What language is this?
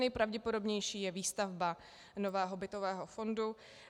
Czech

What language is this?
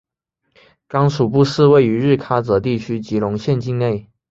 Chinese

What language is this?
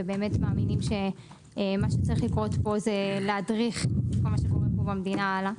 Hebrew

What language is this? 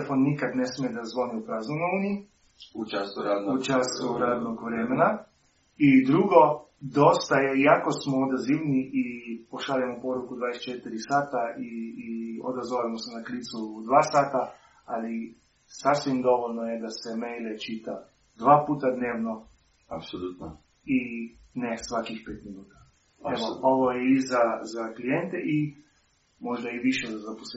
Croatian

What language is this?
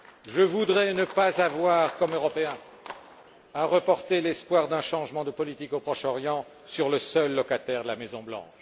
French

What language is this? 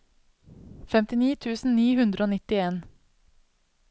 Norwegian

